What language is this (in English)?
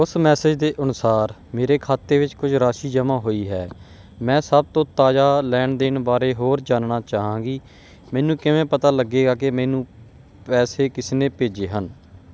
Punjabi